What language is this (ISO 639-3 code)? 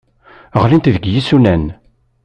kab